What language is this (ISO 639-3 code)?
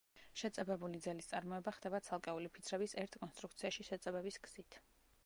kat